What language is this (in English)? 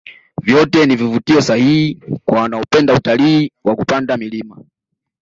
Swahili